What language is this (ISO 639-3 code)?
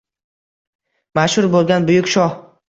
uzb